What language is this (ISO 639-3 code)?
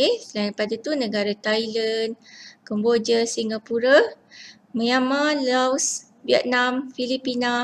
msa